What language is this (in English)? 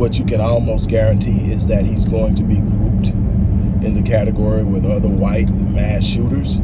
English